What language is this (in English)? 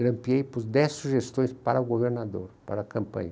Portuguese